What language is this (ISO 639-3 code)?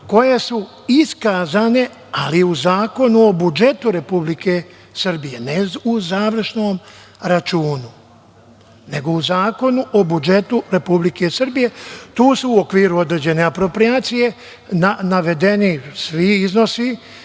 srp